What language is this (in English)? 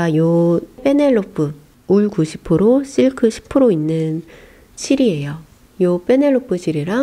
Korean